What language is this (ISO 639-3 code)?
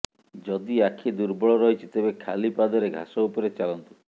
ori